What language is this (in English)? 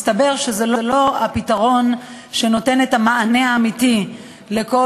Hebrew